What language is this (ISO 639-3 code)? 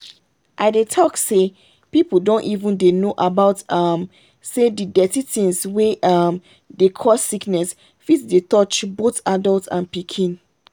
pcm